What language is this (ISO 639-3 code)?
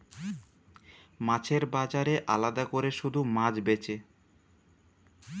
ben